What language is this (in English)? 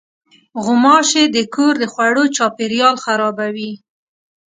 Pashto